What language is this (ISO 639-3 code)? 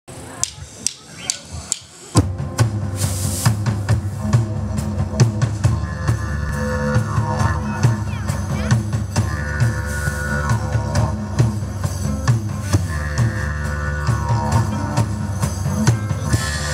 ron